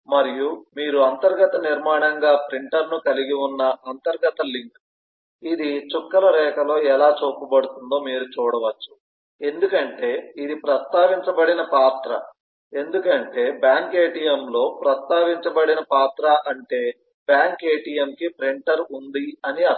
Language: Telugu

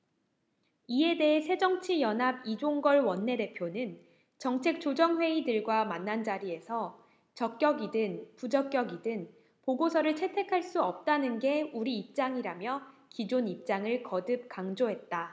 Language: Korean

